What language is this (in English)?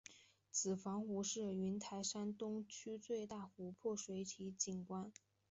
Chinese